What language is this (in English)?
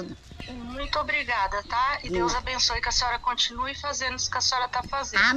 Portuguese